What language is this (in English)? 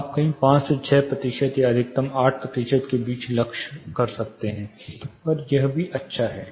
Hindi